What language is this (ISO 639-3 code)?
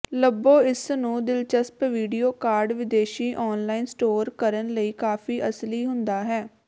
pan